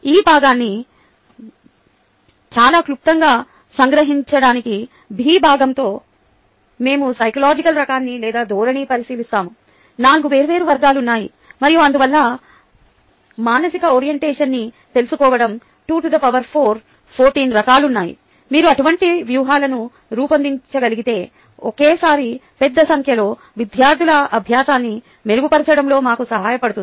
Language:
Telugu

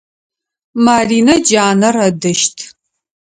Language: Adyghe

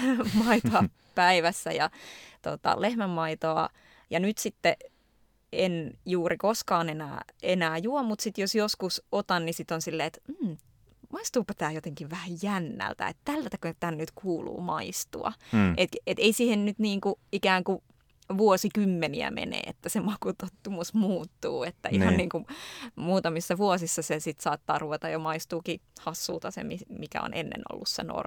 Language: Finnish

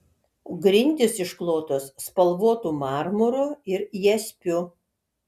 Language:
Lithuanian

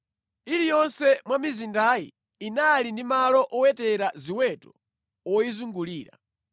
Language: Nyanja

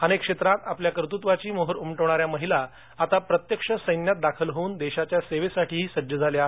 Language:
Marathi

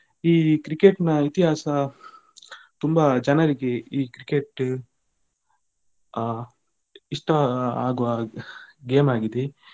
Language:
Kannada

